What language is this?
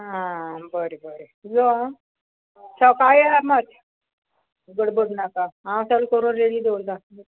Konkani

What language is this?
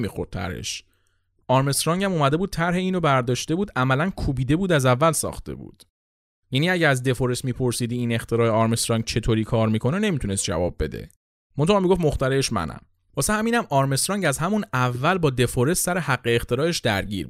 Persian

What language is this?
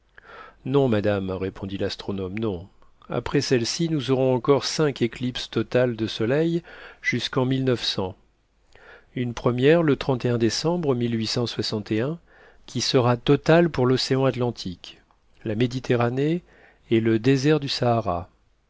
French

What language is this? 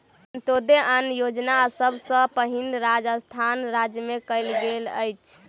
Maithili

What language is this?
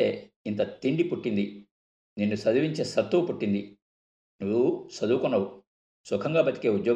Telugu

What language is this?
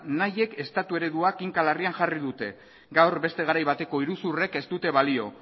Basque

